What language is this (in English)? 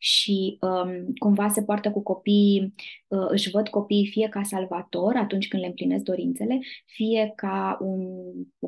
Romanian